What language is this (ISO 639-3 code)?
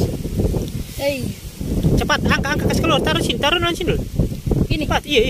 ind